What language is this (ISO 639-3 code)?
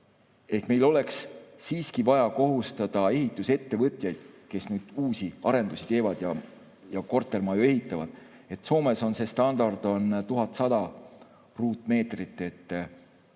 est